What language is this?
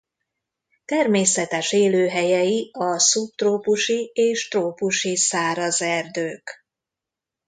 Hungarian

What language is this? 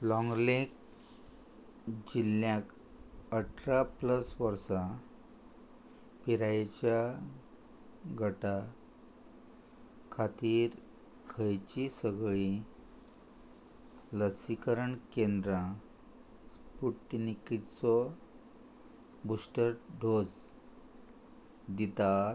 Konkani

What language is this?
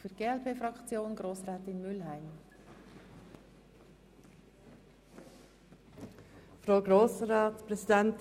Swiss German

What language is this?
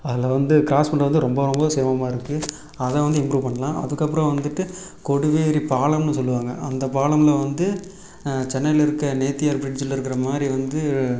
Tamil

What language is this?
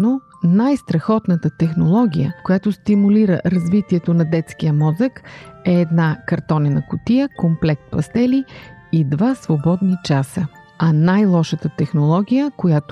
Bulgarian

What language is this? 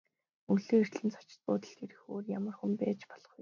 Mongolian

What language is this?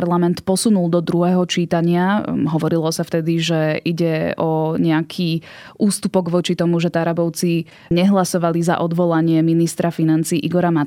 Slovak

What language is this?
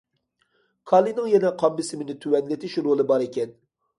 Uyghur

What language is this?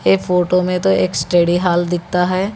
Hindi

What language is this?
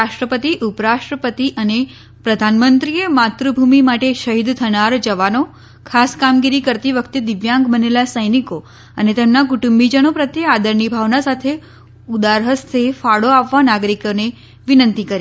Gujarati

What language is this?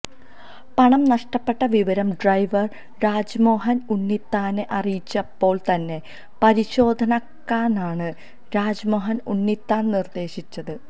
Malayalam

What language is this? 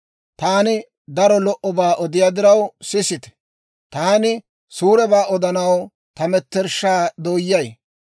Dawro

